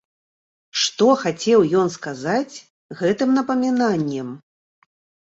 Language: Belarusian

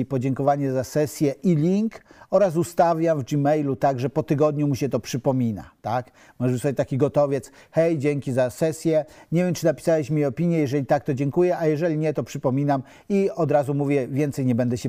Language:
Polish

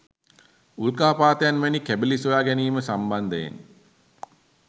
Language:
Sinhala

